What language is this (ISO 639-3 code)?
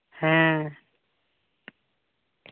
sat